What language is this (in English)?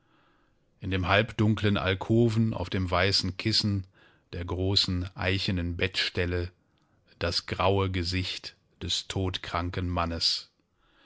German